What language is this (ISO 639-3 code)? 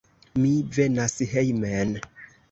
epo